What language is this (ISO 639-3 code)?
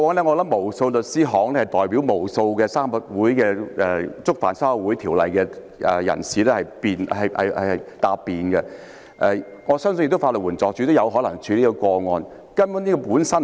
yue